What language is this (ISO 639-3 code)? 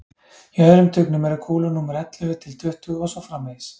isl